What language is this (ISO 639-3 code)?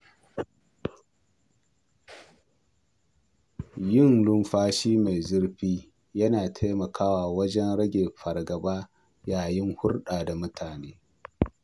hau